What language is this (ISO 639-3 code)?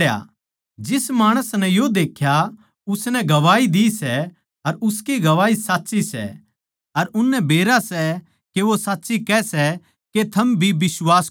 bgc